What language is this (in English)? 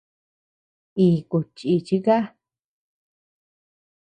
Tepeuxila Cuicatec